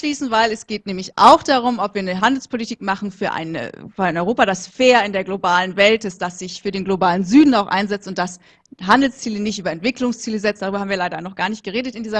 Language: German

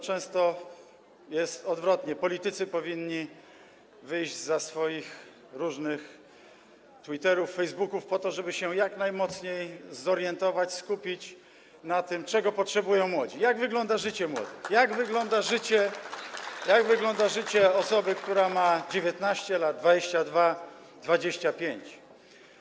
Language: Polish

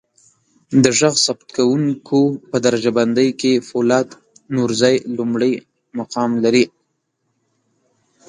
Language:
Pashto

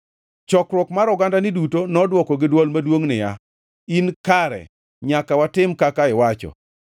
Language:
Luo (Kenya and Tanzania)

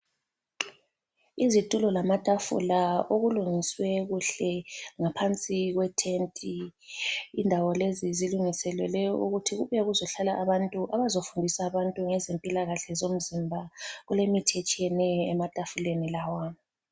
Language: North Ndebele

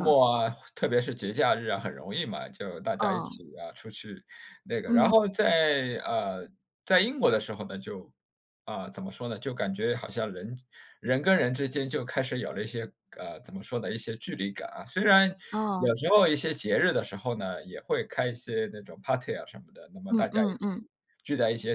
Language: Chinese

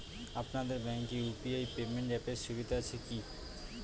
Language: Bangla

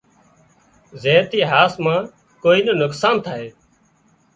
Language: Wadiyara Koli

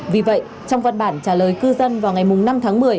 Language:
Vietnamese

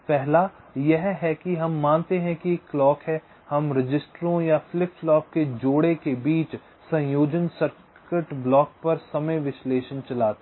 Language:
Hindi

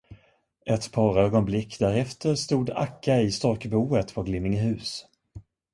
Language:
Swedish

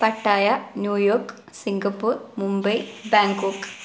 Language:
Malayalam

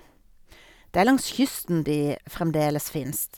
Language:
Norwegian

